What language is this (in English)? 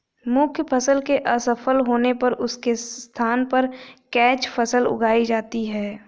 Hindi